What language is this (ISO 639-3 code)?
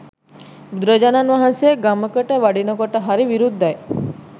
sin